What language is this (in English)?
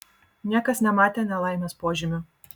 Lithuanian